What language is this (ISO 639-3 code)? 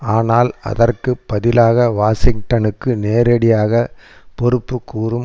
tam